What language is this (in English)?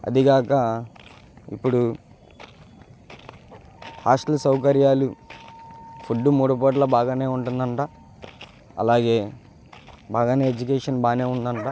Telugu